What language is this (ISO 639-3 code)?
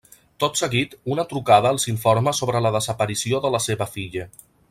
cat